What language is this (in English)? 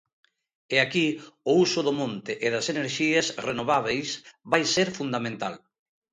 Galician